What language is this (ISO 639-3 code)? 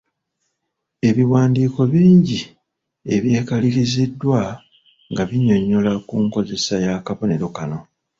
lug